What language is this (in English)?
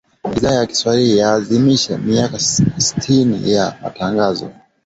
Swahili